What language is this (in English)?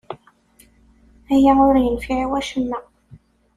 Kabyle